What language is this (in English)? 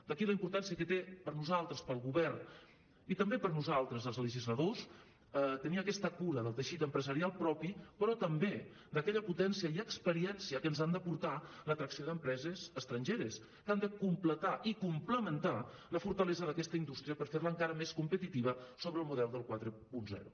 Catalan